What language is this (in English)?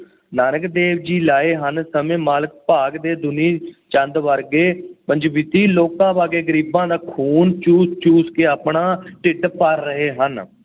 Punjabi